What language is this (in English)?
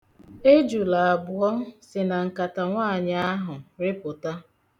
Igbo